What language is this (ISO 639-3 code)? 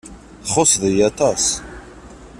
kab